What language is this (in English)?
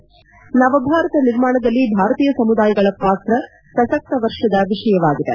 Kannada